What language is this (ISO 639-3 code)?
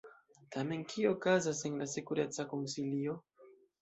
epo